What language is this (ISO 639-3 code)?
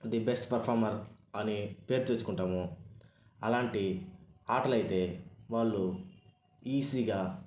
tel